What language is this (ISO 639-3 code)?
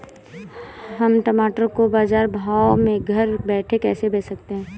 hin